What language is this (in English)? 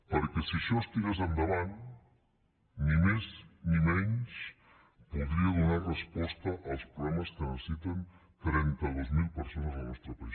Catalan